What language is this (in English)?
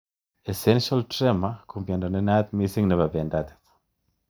Kalenjin